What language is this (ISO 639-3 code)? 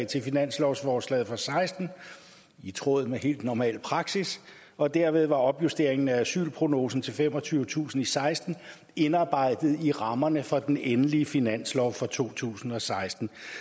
dan